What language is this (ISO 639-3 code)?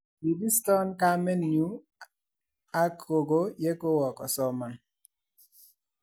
kln